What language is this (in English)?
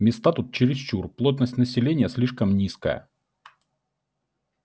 Russian